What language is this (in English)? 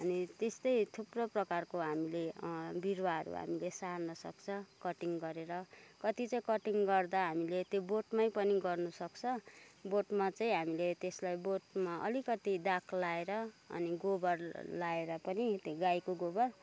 Nepali